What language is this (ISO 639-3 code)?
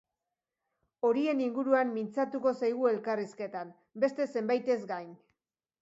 eus